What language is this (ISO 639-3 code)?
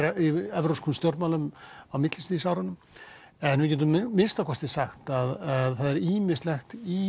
isl